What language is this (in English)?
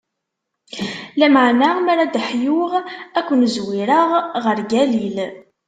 Kabyle